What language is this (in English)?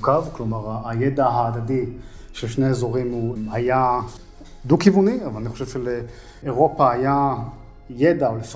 Hebrew